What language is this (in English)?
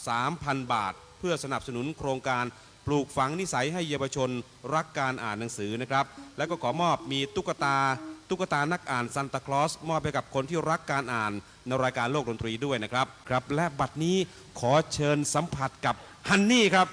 Thai